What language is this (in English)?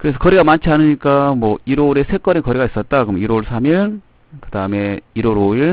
Korean